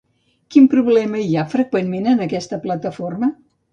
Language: Catalan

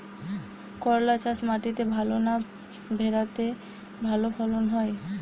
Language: Bangla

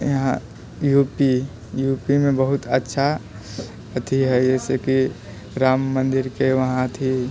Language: Maithili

